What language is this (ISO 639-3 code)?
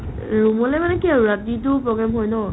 asm